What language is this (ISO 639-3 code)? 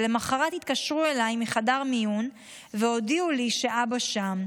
heb